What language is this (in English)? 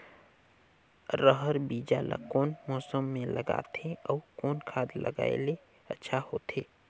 Chhattisgarhi